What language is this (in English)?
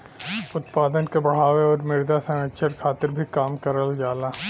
Bhojpuri